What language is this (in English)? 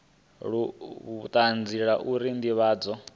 Venda